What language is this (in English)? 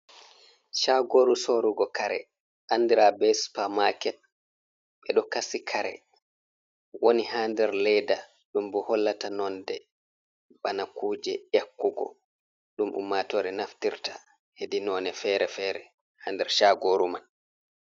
Fula